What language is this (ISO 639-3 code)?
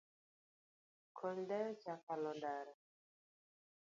luo